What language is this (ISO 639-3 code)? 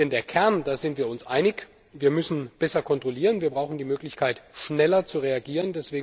deu